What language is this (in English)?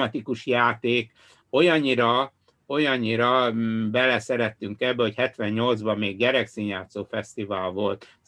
Hungarian